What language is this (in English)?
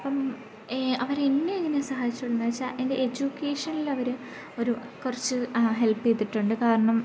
Malayalam